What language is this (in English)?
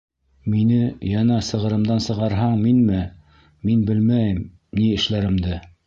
Bashkir